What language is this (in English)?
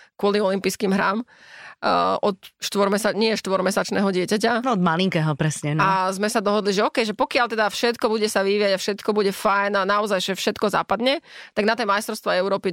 Slovak